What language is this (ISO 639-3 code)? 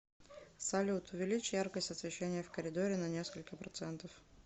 rus